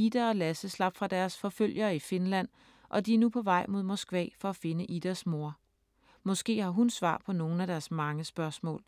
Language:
Danish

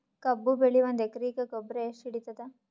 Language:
Kannada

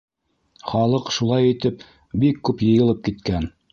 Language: Bashkir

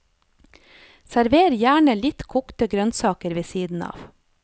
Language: Norwegian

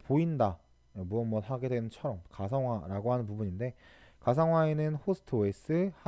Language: Korean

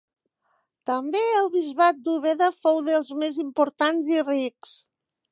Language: Catalan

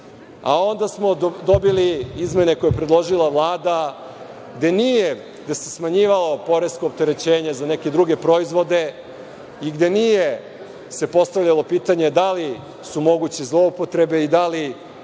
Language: Serbian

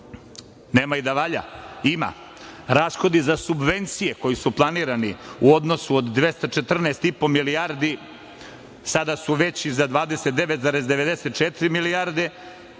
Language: Serbian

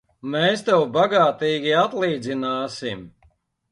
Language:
Latvian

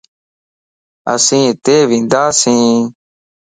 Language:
Lasi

